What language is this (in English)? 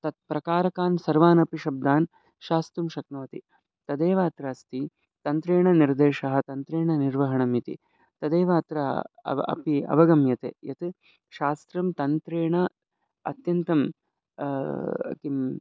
Sanskrit